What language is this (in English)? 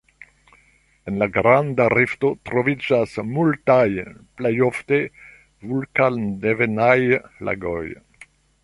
Esperanto